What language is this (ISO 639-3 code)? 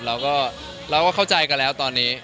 tha